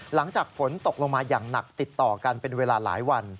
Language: Thai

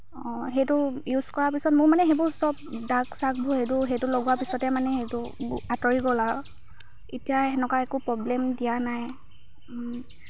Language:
Assamese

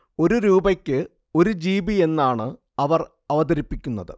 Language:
Malayalam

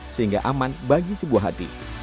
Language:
Indonesian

